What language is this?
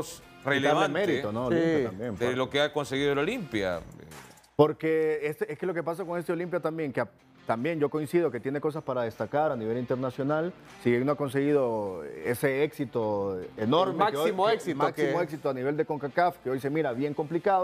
Spanish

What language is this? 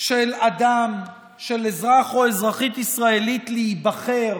Hebrew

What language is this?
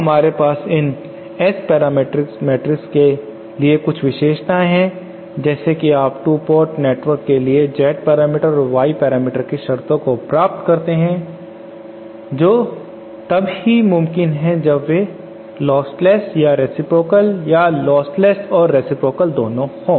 Hindi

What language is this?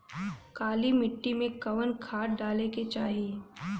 Bhojpuri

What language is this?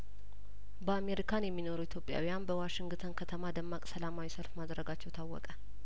Amharic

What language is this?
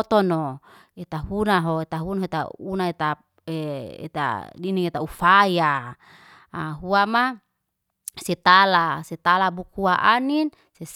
Liana-Seti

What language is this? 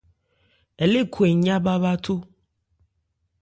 Ebrié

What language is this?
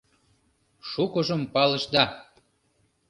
Mari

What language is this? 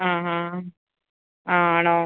Malayalam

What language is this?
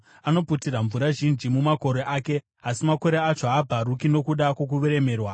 Shona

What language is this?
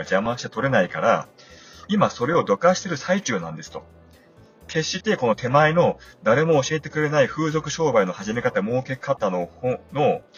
Japanese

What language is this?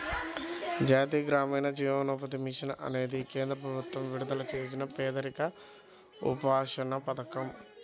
Telugu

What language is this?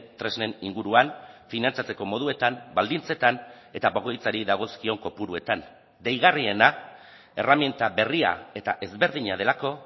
Basque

